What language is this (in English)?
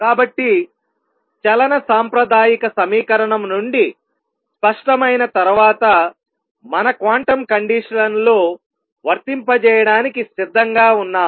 Telugu